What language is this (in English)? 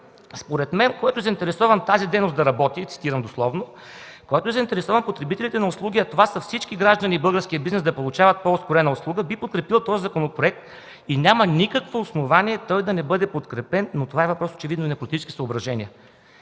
Bulgarian